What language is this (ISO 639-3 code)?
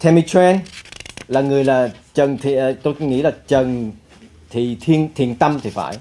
vie